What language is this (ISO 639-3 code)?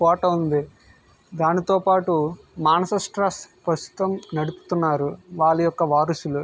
tel